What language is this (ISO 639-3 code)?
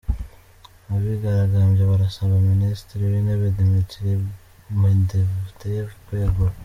kin